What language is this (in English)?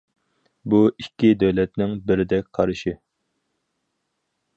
Uyghur